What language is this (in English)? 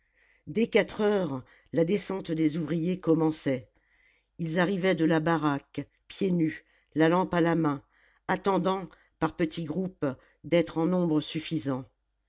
French